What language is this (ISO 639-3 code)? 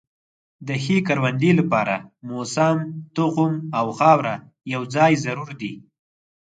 pus